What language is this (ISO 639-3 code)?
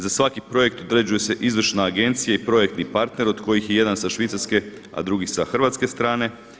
hrv